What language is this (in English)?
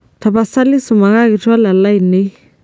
Masai